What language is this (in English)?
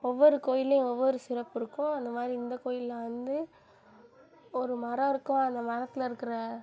Tamil